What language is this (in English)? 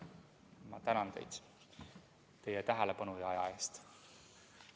Estonian